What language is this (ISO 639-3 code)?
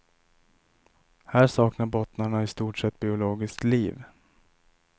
swe